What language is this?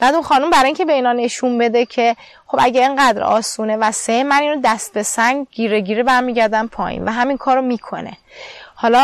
Persian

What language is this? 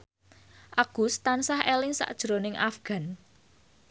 Javanese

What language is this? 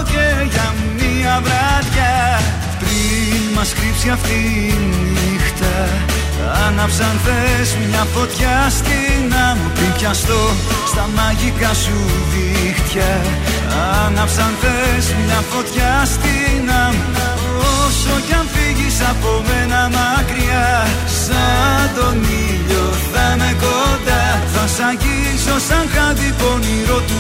Greek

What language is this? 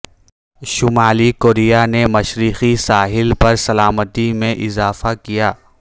Urdu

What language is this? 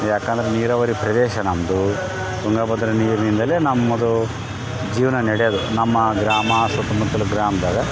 Kannada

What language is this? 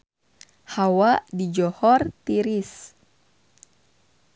Sundanese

